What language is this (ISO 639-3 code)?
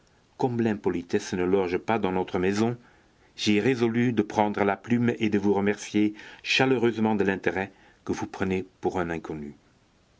fra